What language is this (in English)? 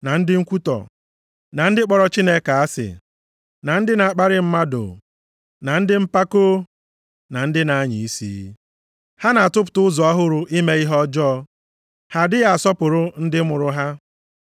Igbo